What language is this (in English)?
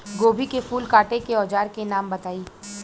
Bhojpuri